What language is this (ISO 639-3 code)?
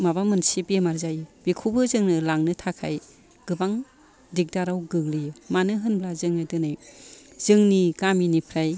brx